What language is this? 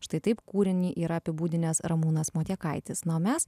Lithuanian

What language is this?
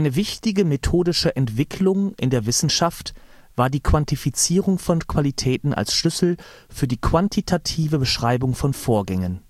German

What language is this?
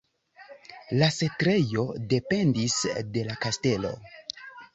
Esperanto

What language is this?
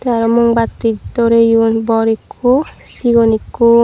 Chakma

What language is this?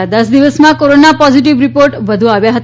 Gujarati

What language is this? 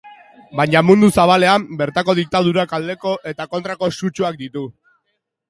Basque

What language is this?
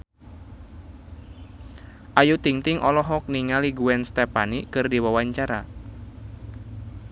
Sundanese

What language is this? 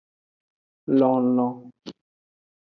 Aja (Benin)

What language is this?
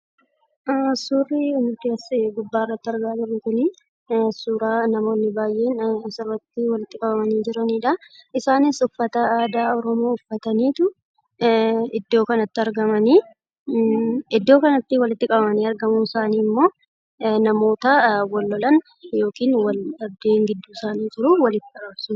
Oromo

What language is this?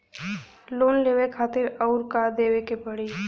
Bhojpuri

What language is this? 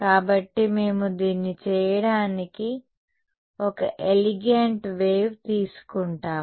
Telugu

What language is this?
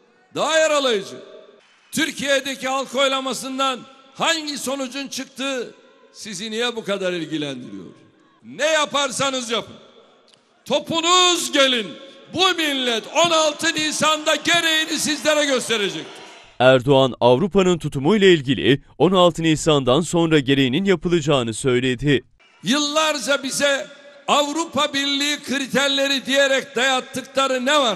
Turkish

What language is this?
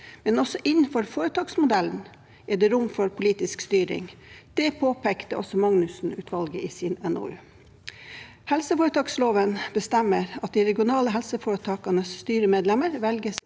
Norwegian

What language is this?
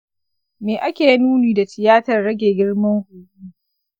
Hausa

